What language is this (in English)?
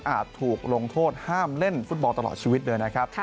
Thai